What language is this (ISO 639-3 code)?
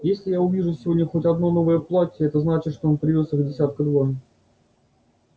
rus